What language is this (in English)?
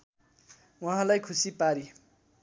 Nepali